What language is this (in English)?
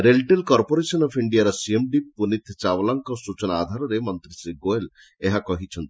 Odia